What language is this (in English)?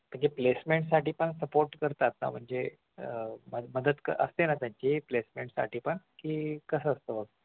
Marathi